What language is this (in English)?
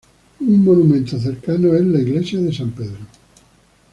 Spanish